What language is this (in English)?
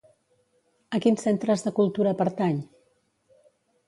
Catalan